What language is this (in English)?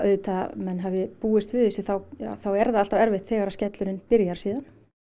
Icelandic